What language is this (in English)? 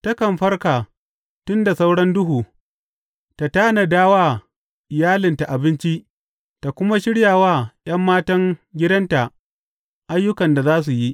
Hausa